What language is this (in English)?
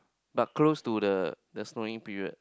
English